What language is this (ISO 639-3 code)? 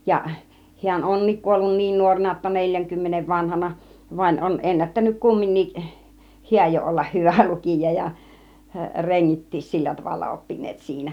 fin